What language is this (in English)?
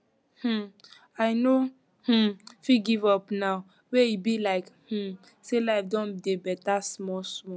Nigerian Pidgin